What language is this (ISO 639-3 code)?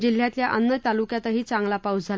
mar